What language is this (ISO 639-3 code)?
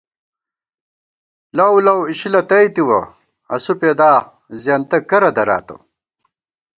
gwt